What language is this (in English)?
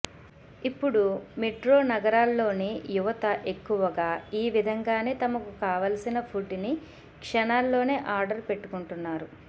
Telugu